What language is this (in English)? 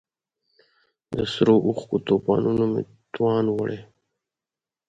Pashto